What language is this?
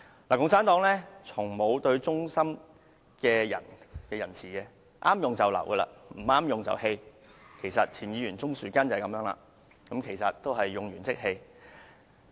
Cantonese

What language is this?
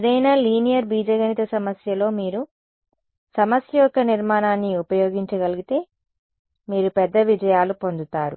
Telugu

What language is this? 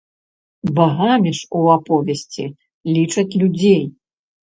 Belarusian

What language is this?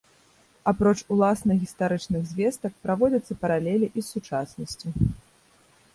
Belarusian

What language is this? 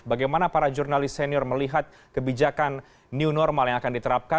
Indonesian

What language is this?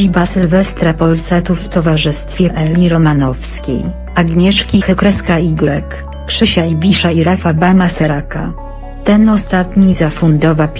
Polish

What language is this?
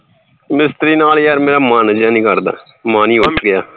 Punjabi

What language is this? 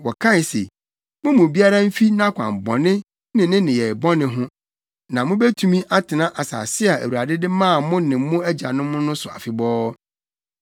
Akan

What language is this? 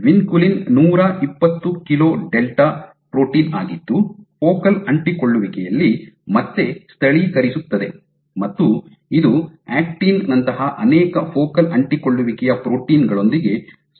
Kannada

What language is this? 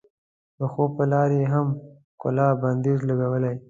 Pashto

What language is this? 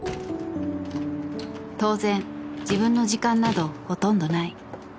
Japanese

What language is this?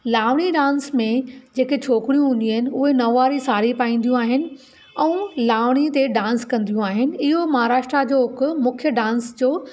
Sindhi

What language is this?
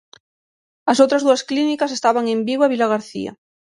Galician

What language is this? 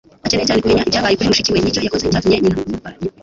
Kinyarwanda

